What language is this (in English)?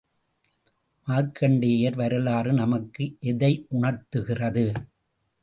Tamil